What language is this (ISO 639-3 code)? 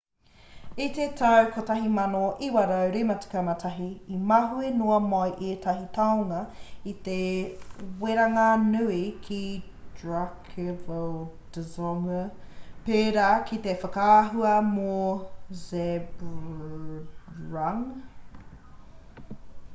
mri